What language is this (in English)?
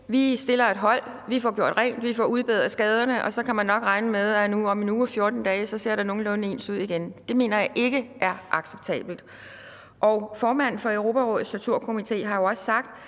Danish